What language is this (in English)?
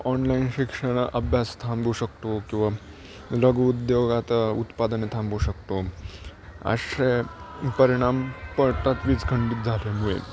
Marathi